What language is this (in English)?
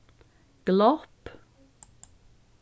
Faroese